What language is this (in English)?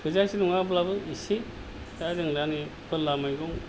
Bodo